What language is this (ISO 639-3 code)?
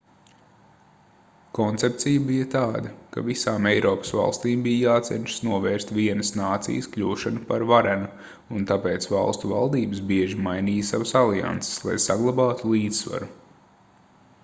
lav